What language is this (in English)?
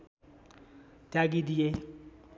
Nepali